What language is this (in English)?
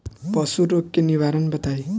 Bhojpuri